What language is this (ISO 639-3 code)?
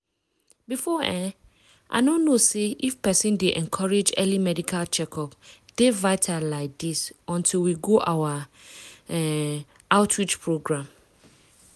pcm